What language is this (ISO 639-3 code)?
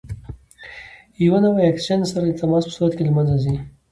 pus